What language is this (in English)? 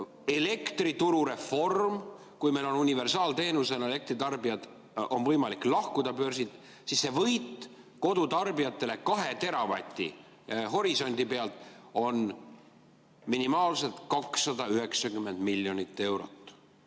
Estonian